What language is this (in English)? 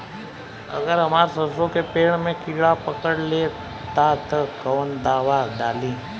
Bhojpuri